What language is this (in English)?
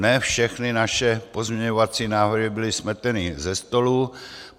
Czech